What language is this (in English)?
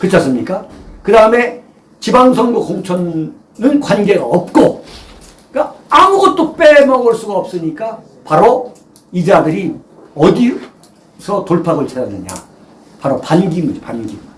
Korean